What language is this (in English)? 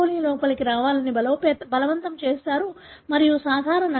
Telugu